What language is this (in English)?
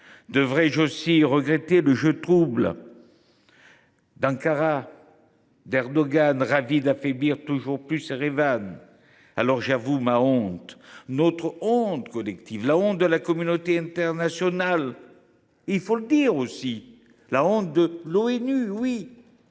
French